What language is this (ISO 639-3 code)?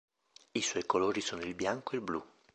ita